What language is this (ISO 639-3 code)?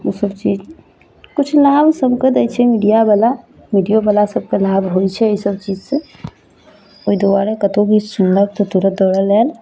mai